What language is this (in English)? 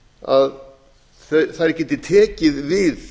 Icelandic